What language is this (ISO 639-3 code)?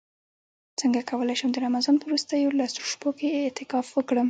pus